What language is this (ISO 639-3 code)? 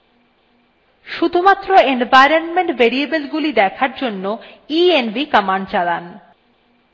ben